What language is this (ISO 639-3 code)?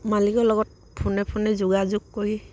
asm